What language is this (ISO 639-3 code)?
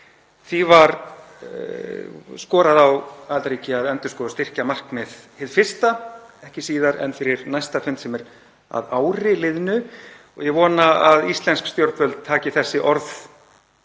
isl